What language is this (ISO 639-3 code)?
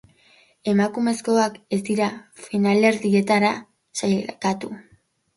eus